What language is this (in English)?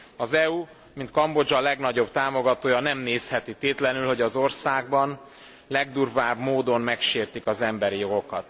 Hungarian